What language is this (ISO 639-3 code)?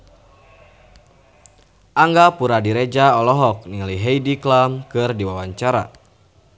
sun